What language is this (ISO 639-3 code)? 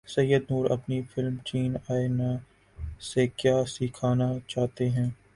urd